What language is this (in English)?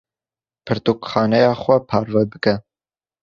Kurdish